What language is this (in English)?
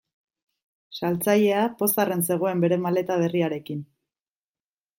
Basque